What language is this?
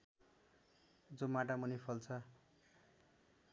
Nepali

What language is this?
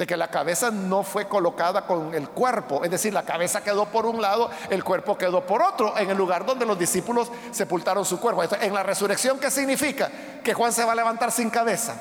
Spanish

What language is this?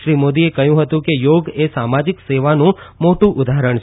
Gujarati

